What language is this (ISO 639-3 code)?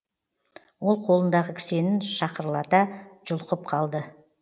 kaz